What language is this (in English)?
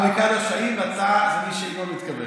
Hebrew